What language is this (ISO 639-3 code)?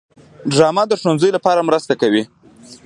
pus